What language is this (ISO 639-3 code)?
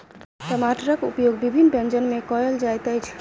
mai